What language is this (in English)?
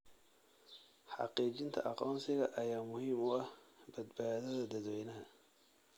Somali